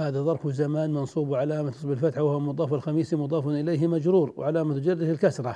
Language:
Arabic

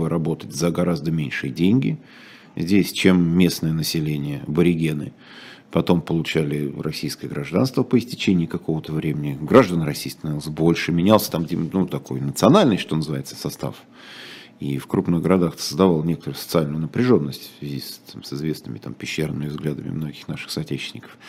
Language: Russian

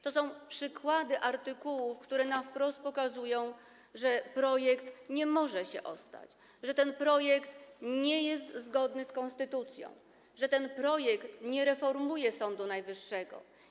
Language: Polish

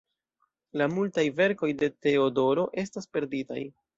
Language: Esperanto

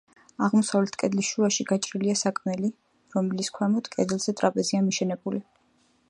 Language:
Georgian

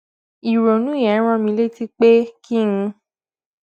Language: Yoruba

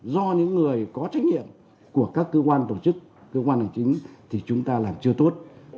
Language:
Vietnamese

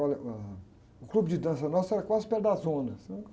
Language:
Portuguese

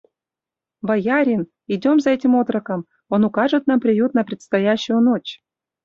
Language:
Mari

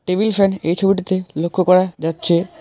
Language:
Bangla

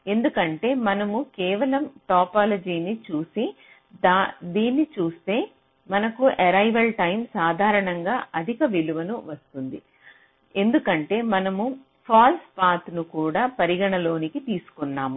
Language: Telugu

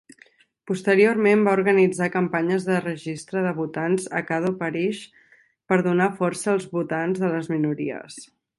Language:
Catalan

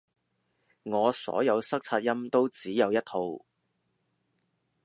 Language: Cantonese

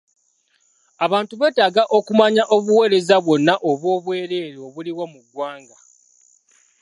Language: Ganda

